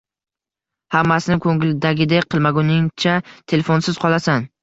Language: Uzbek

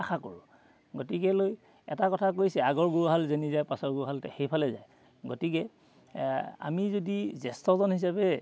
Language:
Assamese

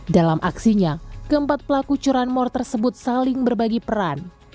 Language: Indonesian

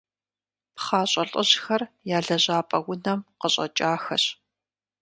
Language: Kabardian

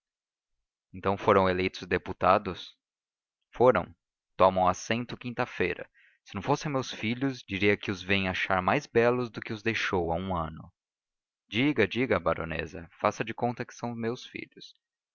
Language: Portuguese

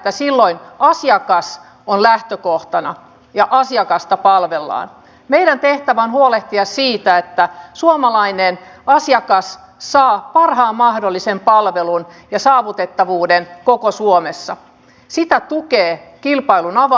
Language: Finnish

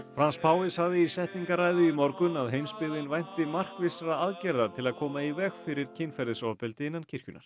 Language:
Icelandic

